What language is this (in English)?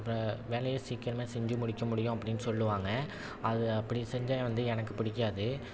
Tamil